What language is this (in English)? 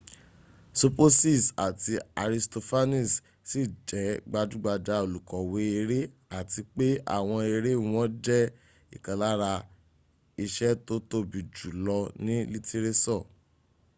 Yoruba